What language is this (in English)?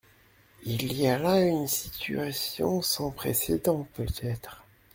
French